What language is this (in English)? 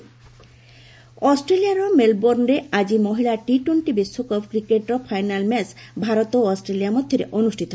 Odia